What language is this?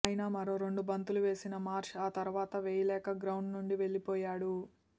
Telugu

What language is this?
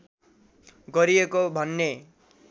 Nepali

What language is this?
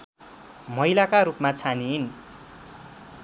Nepali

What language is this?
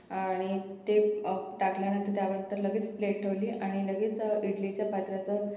Marathi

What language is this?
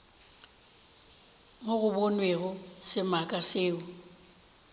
Northern Sotho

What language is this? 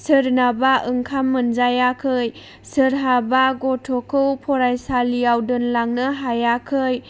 Bodo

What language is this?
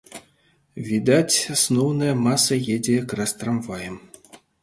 Belarusian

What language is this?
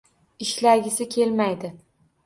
Uzbek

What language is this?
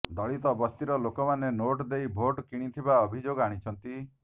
Odia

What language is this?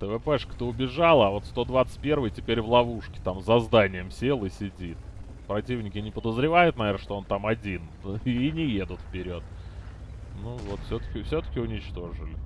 Russian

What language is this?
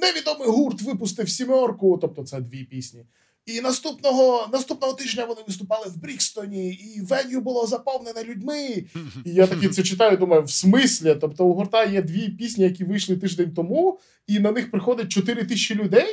Ukrainian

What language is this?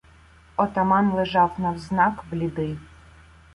Ukrainian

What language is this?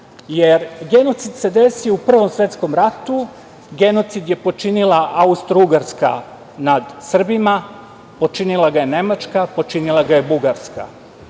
Serbian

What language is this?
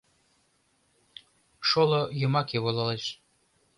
Mari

